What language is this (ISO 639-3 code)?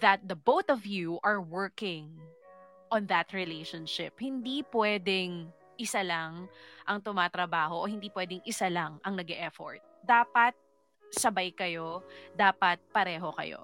fil